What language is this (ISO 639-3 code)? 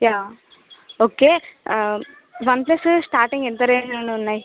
tel